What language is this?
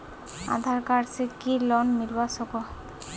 Magahi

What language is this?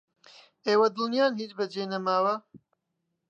Central Kurdish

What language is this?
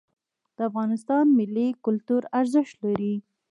Pashto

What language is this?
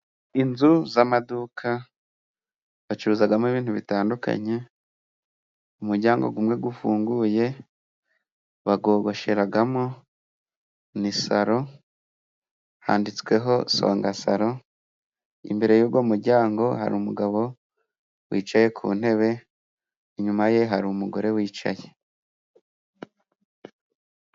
Kinyarwanda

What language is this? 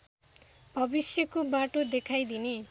Nepali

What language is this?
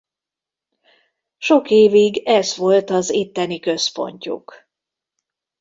Hungarian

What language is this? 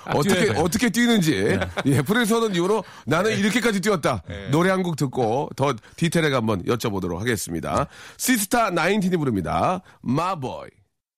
Korean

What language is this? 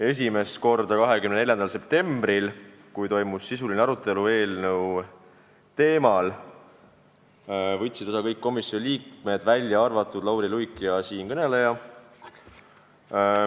Estonian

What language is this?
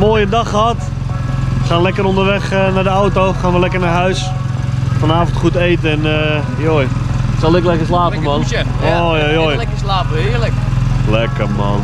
Dutch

